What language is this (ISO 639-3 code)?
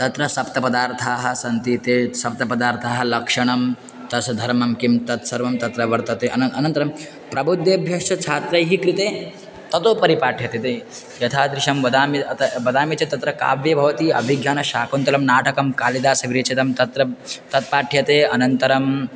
san